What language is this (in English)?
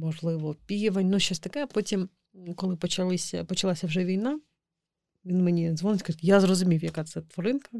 Ukrainian